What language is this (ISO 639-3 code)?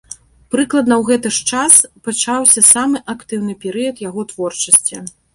bel